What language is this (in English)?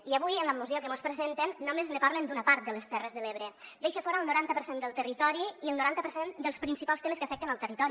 Catalan